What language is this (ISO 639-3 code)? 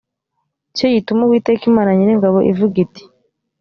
kin